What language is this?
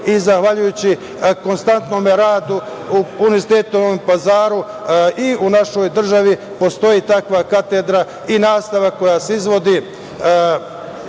Serbian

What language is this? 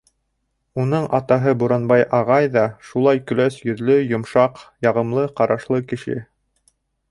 Bashkir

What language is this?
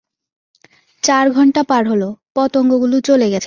Bangla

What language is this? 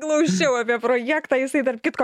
Lithuanian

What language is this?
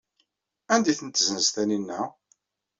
Kabyle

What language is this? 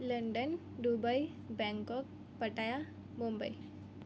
Gujarati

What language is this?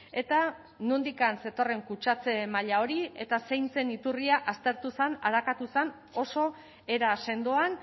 Basque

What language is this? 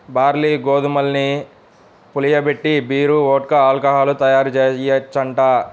Telugu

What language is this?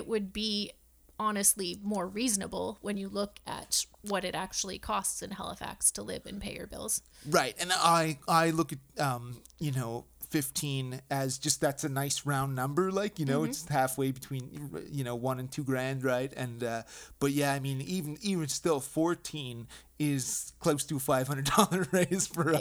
English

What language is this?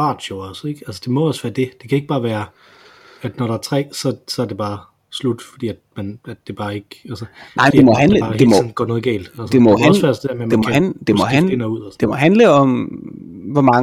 Danish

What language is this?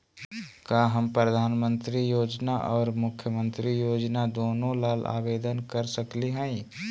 Magahi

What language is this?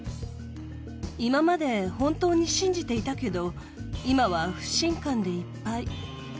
Japanese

